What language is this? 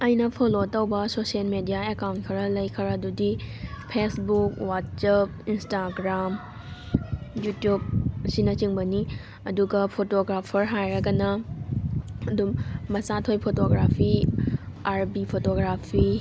Manipuri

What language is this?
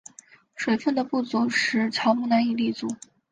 Chinese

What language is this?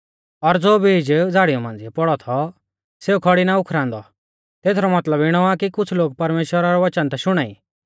Mahasu Pahari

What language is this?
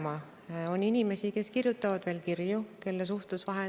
Estonian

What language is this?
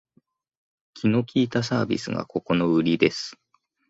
Japanese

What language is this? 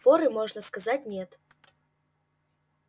Russian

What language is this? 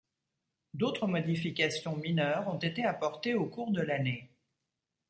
French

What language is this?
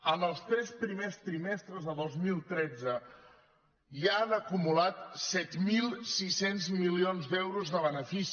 Catalan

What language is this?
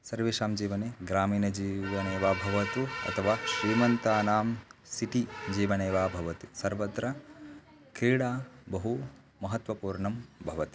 Sanskrit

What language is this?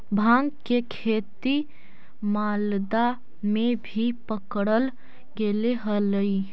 Magahi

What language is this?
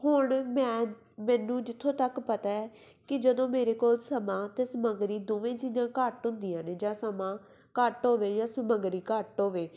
Punjabi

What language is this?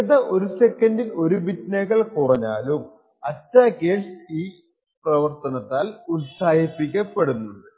Malayalam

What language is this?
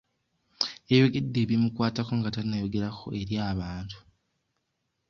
Ganda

